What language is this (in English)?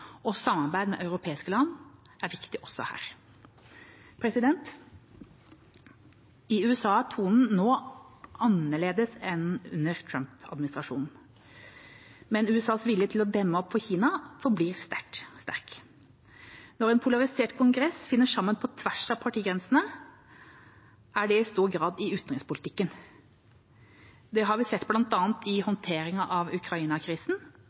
Norwegian Bokmål